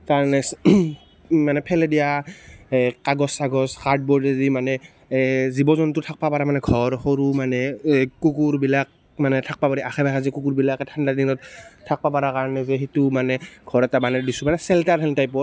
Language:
Assamese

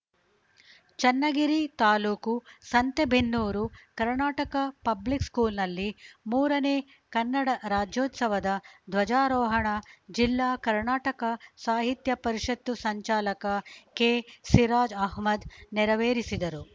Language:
Kannada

